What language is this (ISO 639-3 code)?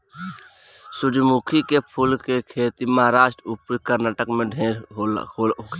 bho